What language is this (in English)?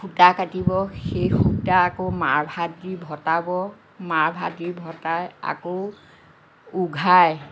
Assamese